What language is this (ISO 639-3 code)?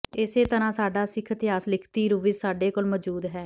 pan